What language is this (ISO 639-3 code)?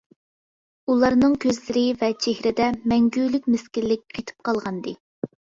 uig